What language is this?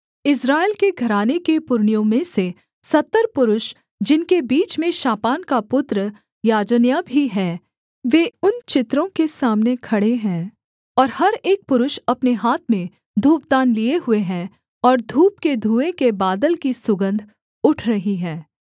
Hindi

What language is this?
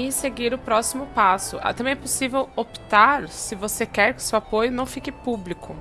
Portuguese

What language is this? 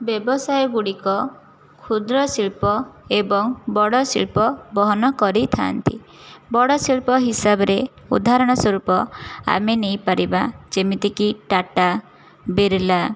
Odia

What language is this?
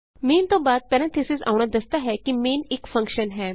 Punjabi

